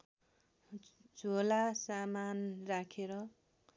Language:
Nepali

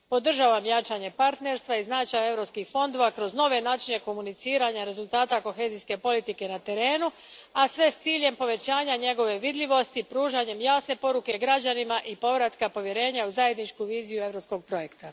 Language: Croatian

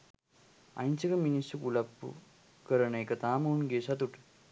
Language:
Sinhala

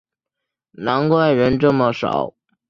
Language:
Chinese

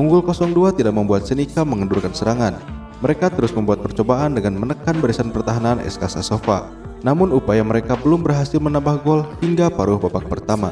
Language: Indonesian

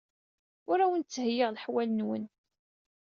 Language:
Kabyle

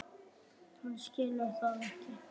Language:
Icelandic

